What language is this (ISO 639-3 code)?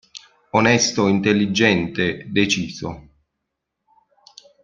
ita